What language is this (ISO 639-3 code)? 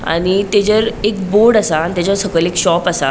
kok